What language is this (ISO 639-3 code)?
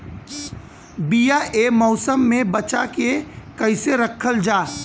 bho